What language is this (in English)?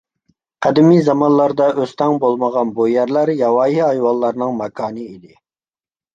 Uyghur